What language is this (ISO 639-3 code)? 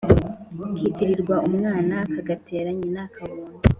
kin